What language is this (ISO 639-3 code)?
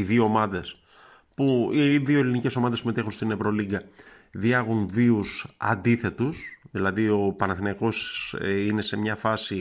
ell